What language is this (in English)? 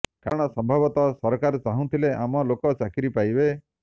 Odia